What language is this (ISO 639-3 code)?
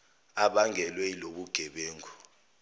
zul